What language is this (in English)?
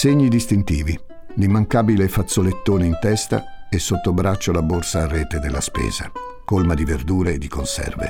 Italian